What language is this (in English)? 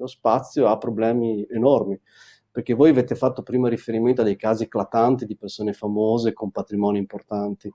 Italian